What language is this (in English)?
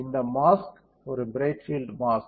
Tamil